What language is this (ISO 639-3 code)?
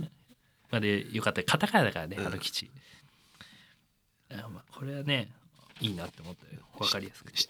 jpn